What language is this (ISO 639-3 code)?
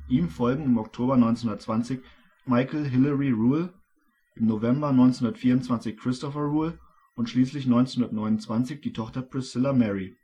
deu